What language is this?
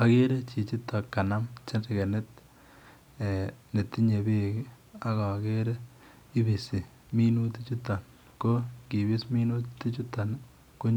Kalenjin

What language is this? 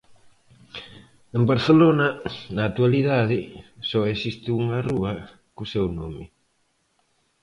Galician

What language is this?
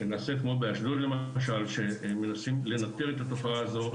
Hebrew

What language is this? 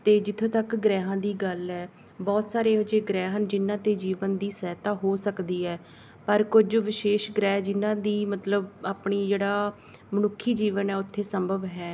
Punjabi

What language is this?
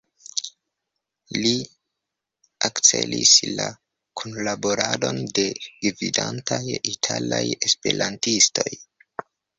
Esperanto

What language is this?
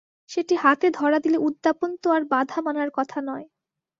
Bangla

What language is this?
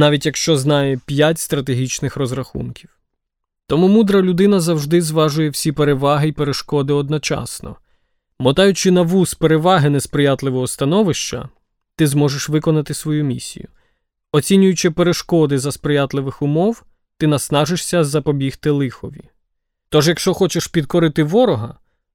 Ukrainian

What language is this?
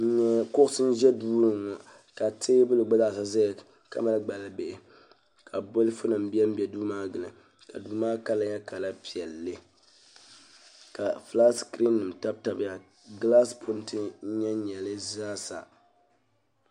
Dagbani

